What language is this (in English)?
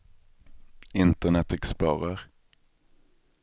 Swedish